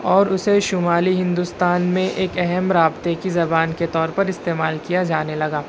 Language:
Urdu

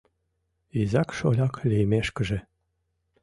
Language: Mari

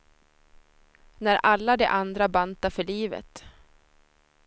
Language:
Swedish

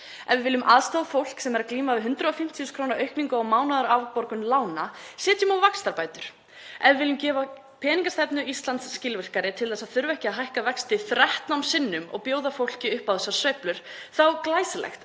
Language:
Icelandic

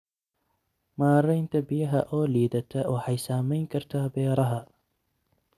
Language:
Somali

